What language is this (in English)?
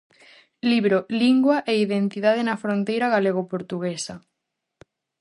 Galician